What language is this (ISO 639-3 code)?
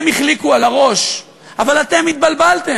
heb